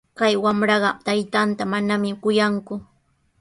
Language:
Sihuas Ancash Quechua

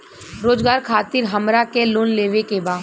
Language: Bhojpuri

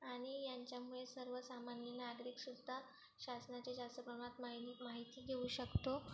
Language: Marathi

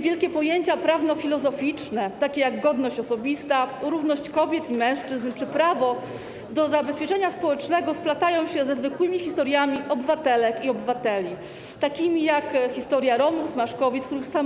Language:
Polish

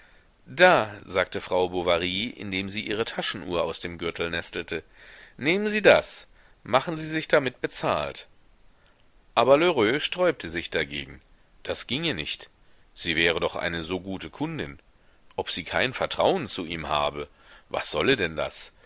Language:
German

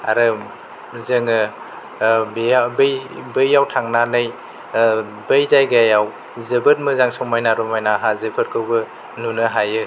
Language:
Bodo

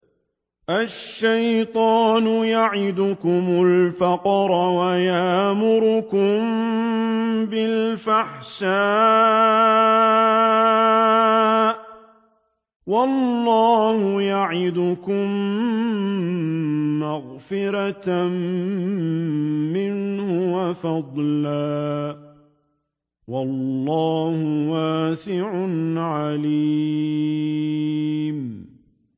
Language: Arabic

